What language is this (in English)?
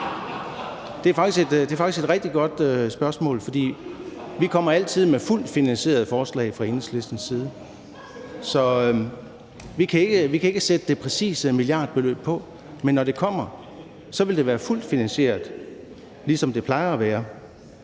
Danish